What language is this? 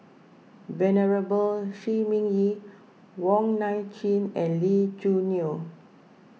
English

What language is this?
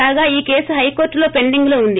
Telugu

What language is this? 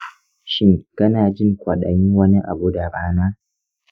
Hausa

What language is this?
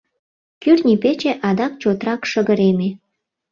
Mari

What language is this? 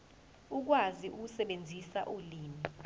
Zulu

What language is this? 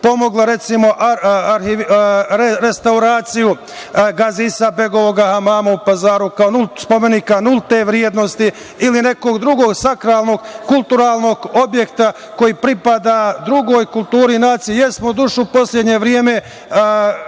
Serbian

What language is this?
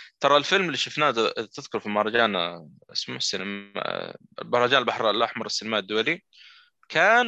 Arabic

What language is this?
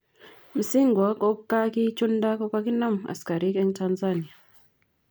Kalenjin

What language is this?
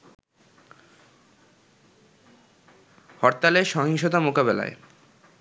Bangla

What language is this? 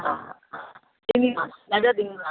Sindhi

